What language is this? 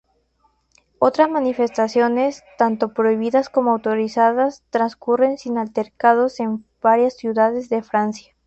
Spanish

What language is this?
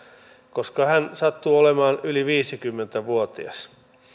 Finnish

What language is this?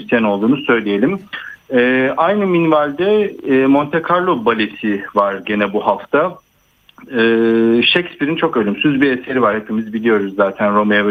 Turkish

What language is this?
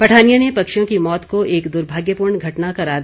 Hindi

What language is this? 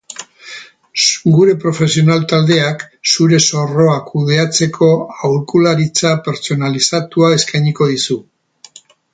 Basque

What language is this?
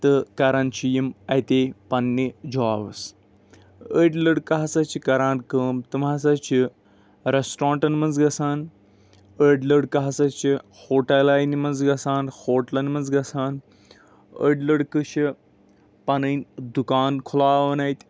Kashmiri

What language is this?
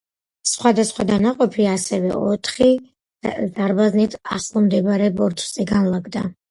Georgian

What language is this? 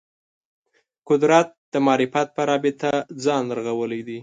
Pashto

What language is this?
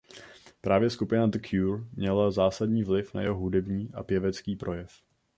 Czech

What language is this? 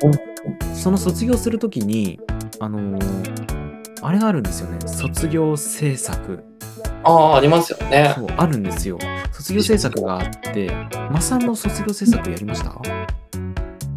Japanese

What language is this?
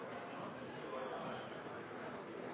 Norwegian Nynorsk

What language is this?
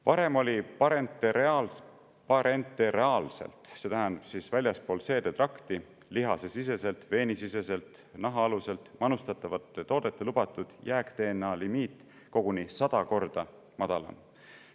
Estonian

